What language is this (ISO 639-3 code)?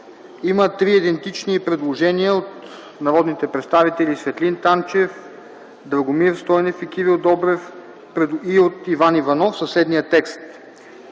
bul